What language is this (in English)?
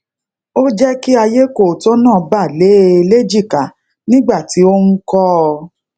Yoruba